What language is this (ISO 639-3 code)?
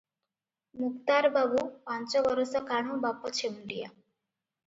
ori